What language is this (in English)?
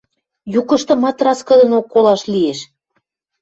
Western Mari